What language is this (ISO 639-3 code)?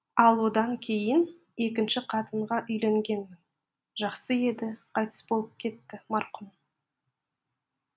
kaz